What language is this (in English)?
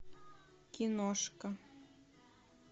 Russian